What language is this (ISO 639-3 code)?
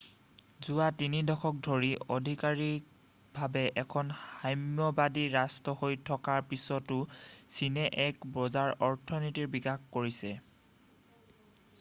asm